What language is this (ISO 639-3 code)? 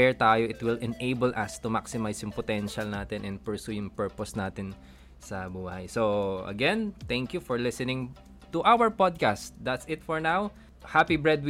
fil